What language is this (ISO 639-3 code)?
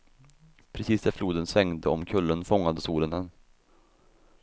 swe